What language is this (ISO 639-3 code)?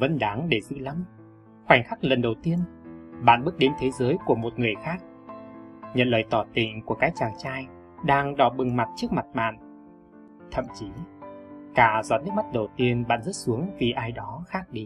vie